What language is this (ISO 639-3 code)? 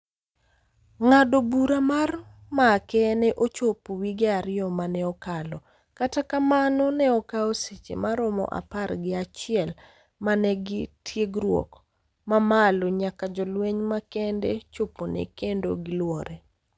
luo